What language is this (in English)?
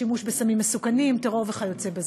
Hebrew